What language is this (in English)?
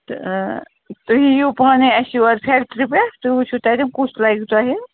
Kashmiri